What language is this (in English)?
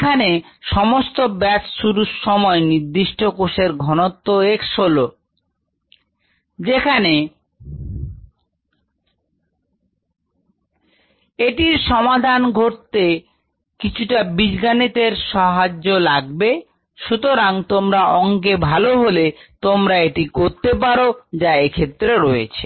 Bangla